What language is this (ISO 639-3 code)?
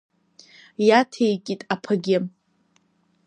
abk